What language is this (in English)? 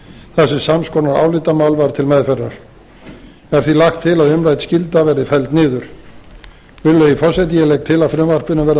Icelandic